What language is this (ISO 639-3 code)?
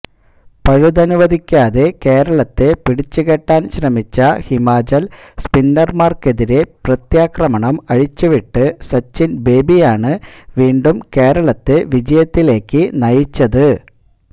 mal